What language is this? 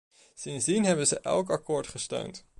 Dutch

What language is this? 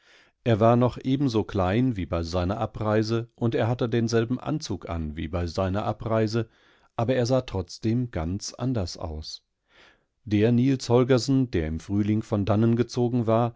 German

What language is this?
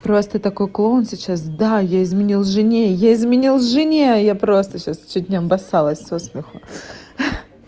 Russian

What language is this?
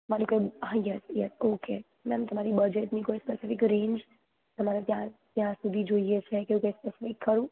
Gujarati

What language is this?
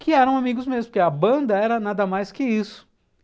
Portuguese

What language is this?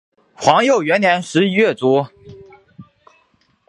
Chinese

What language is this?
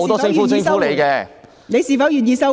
Cantonese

